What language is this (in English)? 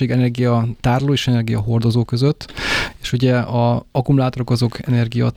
Hungarian